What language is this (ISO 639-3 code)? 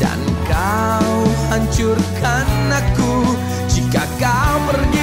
ind